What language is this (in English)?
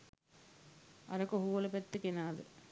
Sinhala